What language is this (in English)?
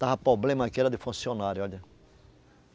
Portuguese